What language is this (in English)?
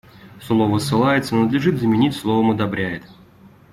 Russian